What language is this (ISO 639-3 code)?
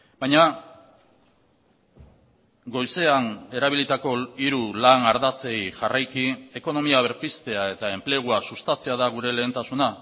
eus